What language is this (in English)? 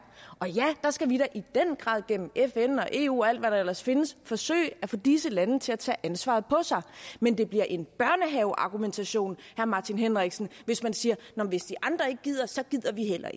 Danish